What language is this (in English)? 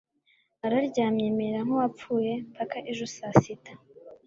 Kinyarwanda